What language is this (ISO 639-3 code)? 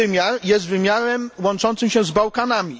pol